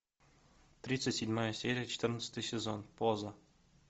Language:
Russian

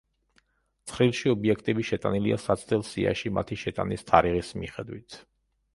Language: Georgian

